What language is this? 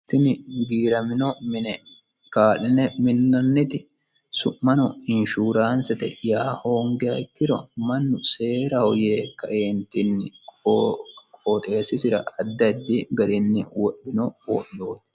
Sidamo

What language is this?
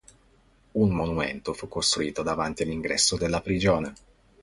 Italian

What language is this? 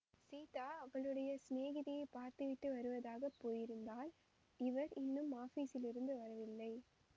Tamil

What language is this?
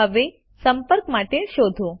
Gujarati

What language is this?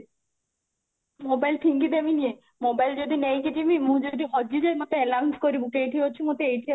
Odia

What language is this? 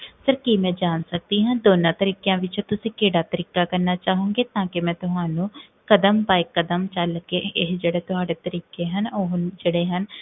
Punjabi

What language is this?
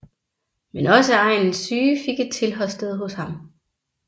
Danish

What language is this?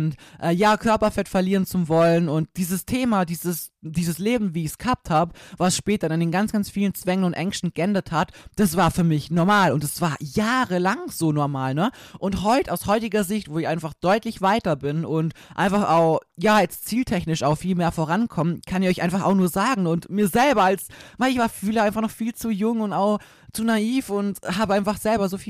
German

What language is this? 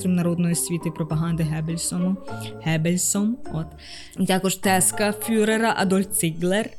Ukrainian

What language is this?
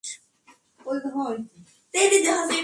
Bangla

